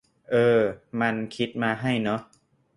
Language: Thai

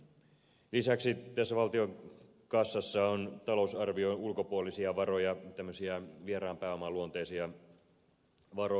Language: Finnish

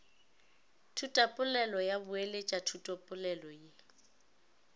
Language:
Northern Sotho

